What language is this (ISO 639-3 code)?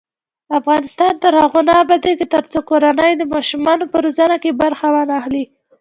pus